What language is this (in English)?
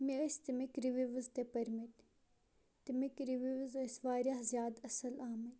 Kashmiri